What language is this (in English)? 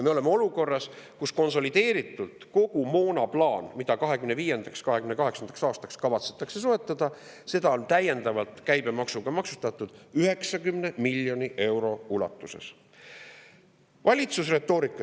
Estonian